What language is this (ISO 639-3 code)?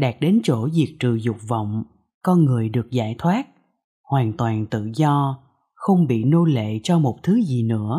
vie